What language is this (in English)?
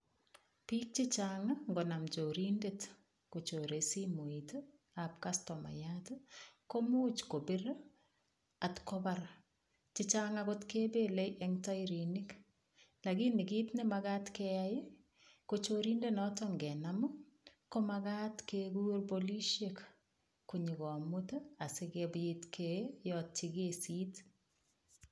Kalenjin